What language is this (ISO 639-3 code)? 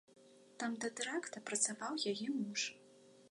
bel